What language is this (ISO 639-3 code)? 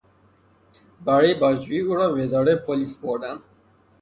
fas